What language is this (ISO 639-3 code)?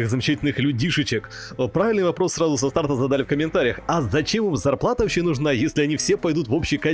rus